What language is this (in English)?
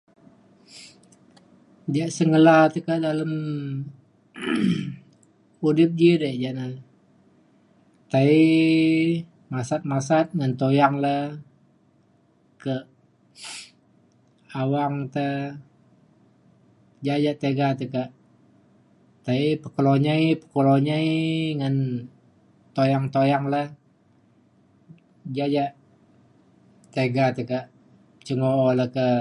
Mainstream Kenyah